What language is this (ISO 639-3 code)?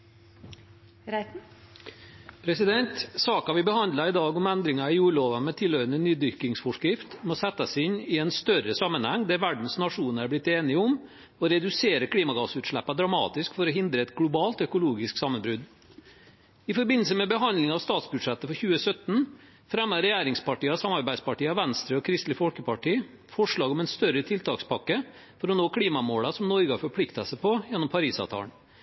nob